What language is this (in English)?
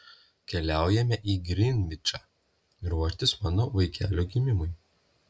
Lithuanian